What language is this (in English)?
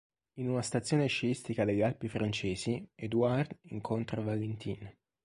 Italian